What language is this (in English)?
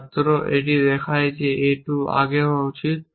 Bangla